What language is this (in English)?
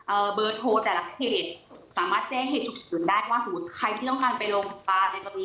Thai